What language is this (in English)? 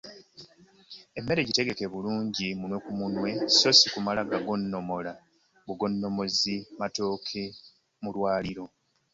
Ganda